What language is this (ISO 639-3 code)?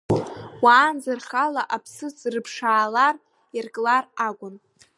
abk